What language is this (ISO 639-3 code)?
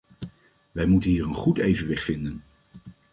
nld